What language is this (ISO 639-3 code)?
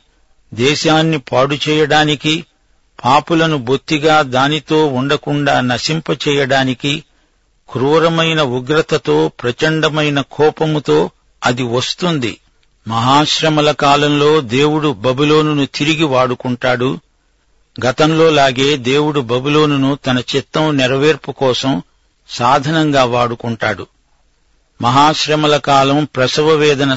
tel